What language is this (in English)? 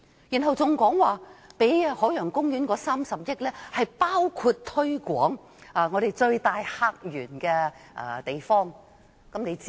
Cantonese